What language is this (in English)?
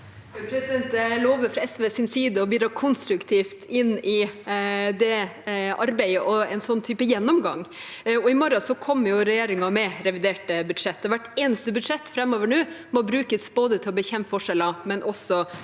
Norwegian